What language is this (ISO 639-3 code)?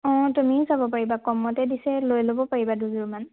asm